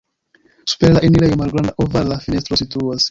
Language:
Esperanto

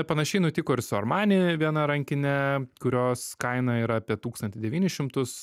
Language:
Lithuanian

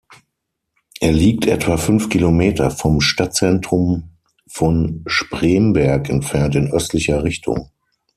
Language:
German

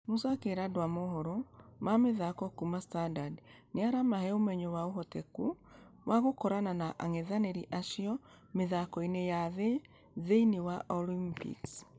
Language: Kikuyu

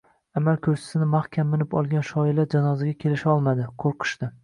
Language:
Uzbek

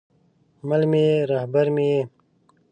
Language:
Pashto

